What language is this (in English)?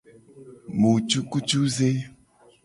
Gen